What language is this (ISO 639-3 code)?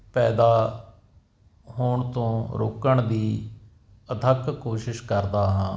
pan